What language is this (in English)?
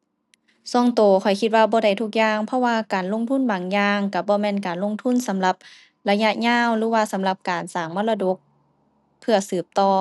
Thai